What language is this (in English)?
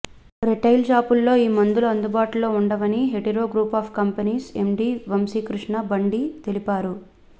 Telugu